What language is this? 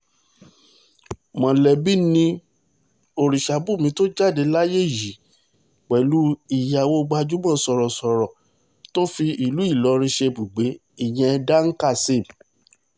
Yoruba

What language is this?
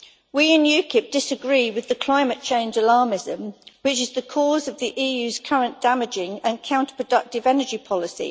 English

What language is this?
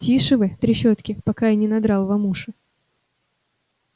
Russian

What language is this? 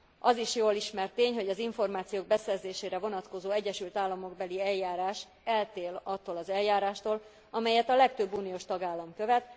Hungarian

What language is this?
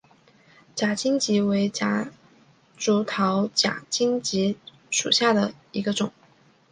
Chinese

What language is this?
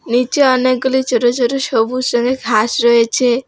Bangla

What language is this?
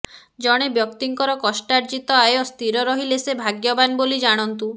Odia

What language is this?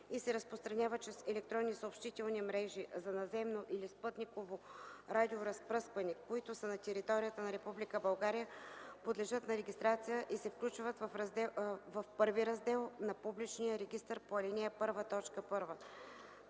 Bulgarian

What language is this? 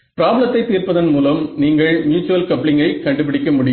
Tamil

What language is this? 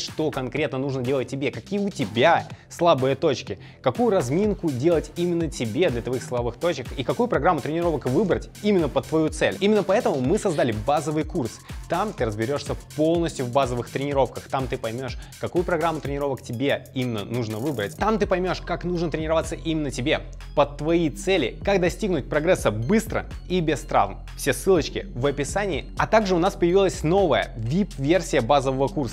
Russian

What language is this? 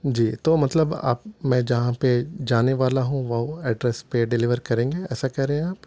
Urdu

